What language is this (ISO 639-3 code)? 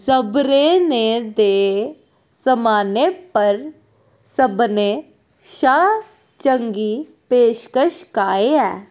doi